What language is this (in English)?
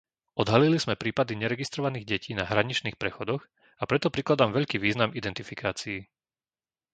Slovak